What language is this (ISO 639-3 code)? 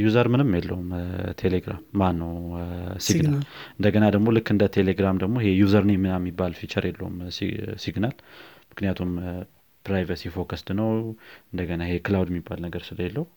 amh